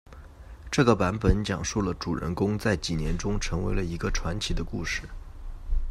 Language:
Chinese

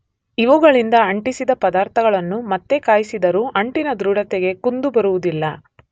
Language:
Kannada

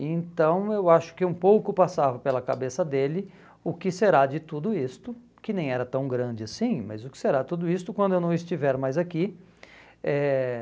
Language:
Portuguese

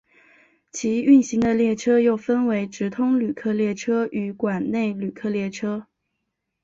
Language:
Chinese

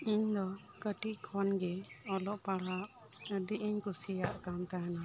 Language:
Santali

